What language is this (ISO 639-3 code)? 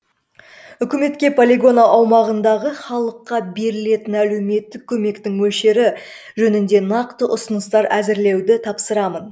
kaz